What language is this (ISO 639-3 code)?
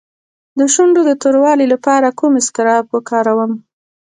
pus